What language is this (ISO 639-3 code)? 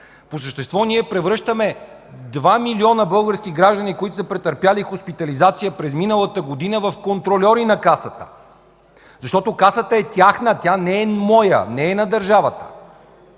bul